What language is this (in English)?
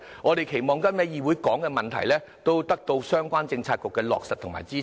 Cantonese